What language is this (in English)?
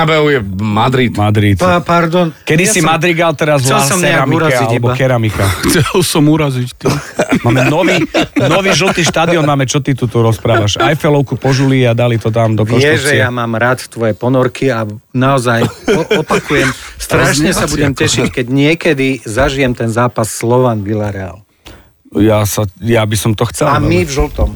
Slovak